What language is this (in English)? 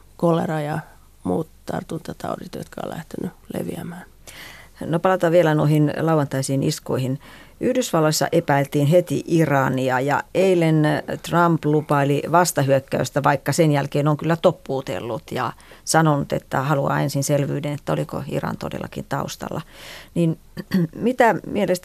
Finnish